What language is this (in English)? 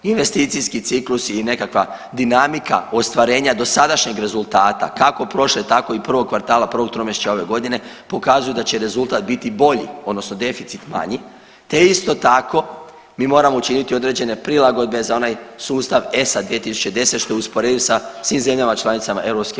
Croatian